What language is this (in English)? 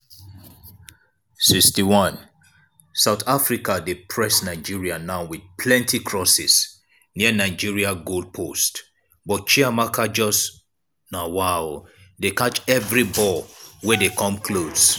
Nigerian Pidgin